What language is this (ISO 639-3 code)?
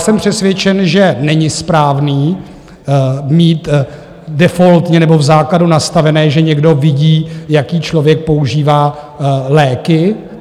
ces